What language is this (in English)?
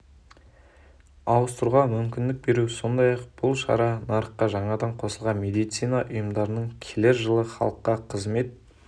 Kazakh